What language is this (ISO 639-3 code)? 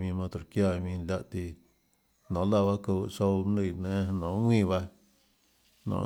ctl